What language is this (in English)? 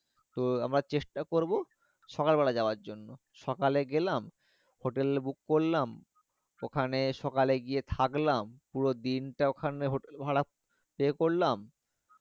Bangla